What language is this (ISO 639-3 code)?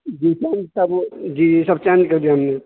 urd